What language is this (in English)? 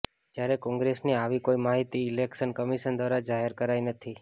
Gujarati